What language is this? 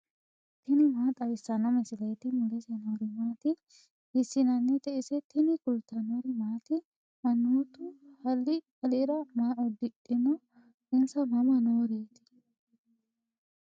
Sidamo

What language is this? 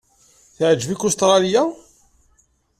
Kabyle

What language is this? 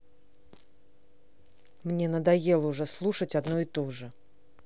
Russian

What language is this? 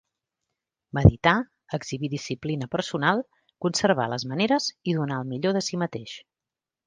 Catalan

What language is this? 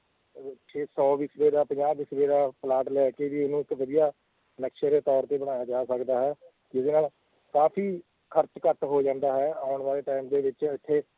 Punjabi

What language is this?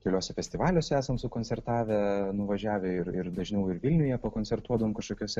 Lithuanian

